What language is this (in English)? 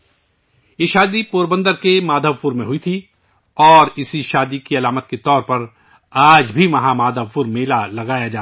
Urdu